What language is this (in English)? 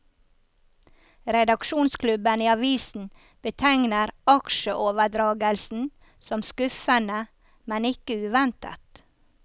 Norwegian